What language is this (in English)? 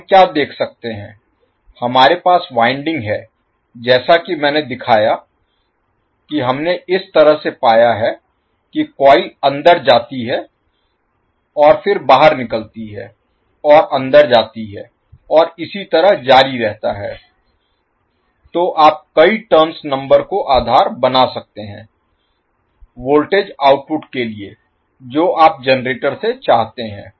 Hindi